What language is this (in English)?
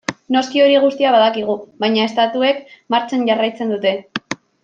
Basque